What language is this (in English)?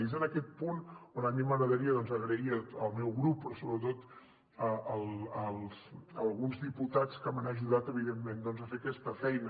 Catalan